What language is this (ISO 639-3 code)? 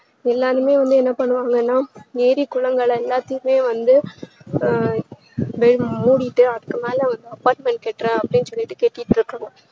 tam